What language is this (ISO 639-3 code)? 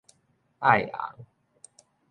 nan